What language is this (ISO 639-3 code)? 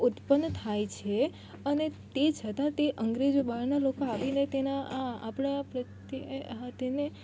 guj